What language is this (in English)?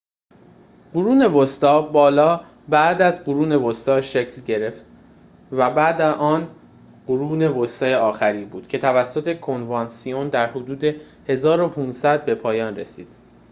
Persian